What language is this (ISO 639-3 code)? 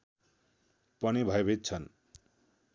nep